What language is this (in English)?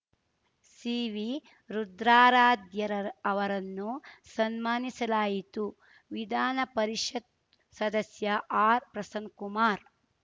Kannada